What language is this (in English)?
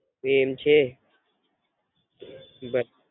Gujarati